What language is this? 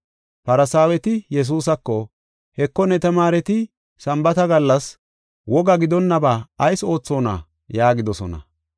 Gofa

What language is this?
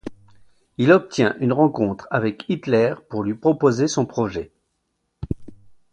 French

